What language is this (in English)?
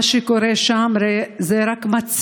Hebrew